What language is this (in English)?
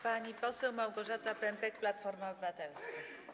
Polish